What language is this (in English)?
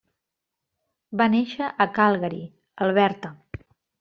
Catalan